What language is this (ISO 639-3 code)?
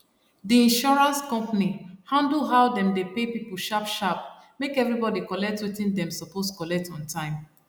pcm